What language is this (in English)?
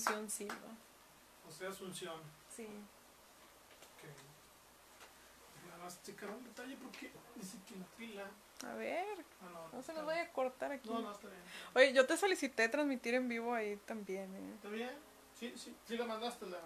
Spanish